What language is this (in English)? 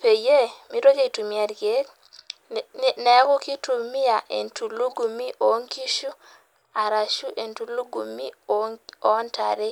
Masai